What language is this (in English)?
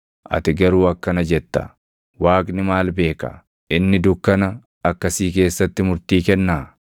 Oromo